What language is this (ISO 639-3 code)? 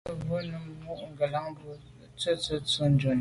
byv